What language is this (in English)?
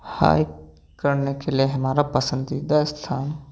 Hindi